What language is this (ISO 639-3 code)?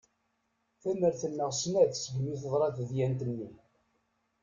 kab